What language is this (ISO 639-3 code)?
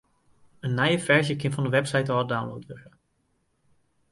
fry